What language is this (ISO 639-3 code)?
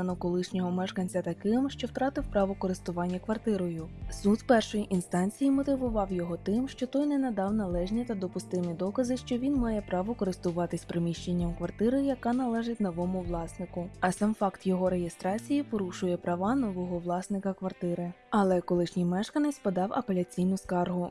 ukr